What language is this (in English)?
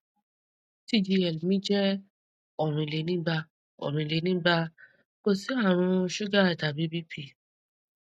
Yoruba